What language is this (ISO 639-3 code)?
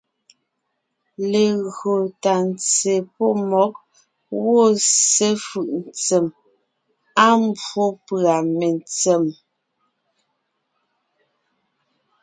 nnh